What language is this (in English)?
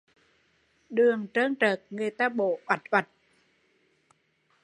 Vietnamese